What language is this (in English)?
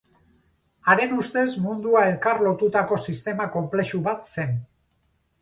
Basque